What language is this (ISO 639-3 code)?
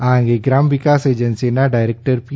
guj